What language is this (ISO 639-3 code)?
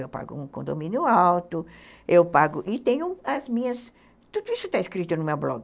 por